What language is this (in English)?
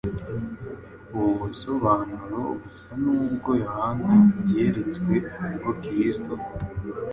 Kinyarwanda